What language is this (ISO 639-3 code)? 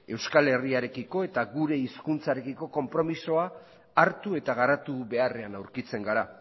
eus